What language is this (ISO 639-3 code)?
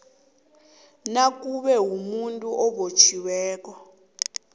nbl